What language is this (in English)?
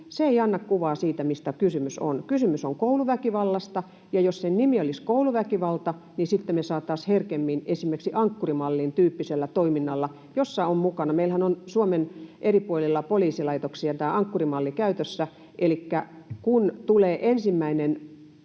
Finnish